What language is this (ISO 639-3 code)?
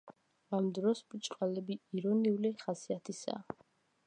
kat